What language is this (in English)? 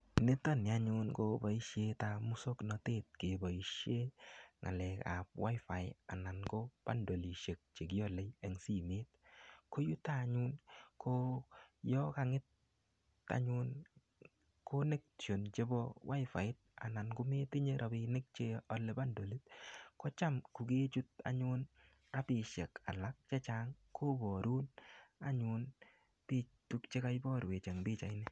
Kalenjin